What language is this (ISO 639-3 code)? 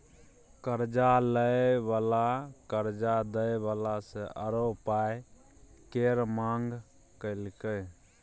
mai